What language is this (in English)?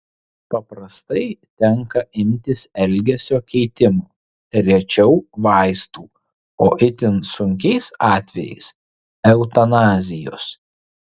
Lithuanian